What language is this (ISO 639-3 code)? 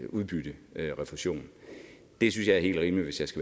dan